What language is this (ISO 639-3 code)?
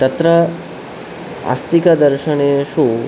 san